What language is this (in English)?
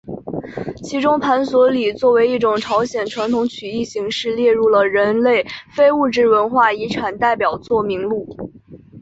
Chinese